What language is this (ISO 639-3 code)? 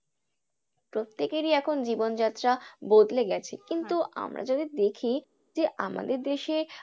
ben